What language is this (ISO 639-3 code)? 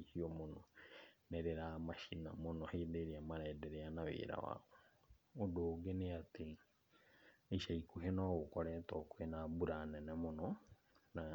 kik